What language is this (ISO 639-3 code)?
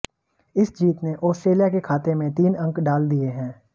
hin